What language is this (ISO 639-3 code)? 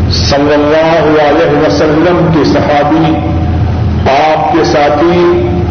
urd